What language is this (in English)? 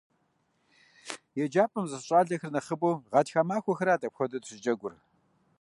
Kabardian